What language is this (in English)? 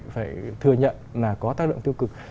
Vietnamese